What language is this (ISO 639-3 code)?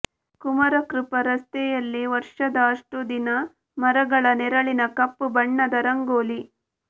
kan